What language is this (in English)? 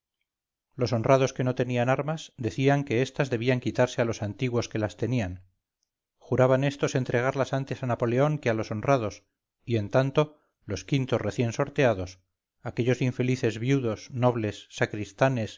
Spanish